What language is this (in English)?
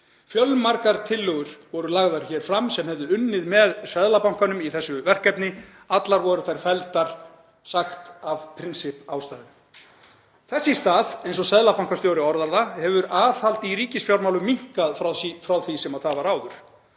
Icelandic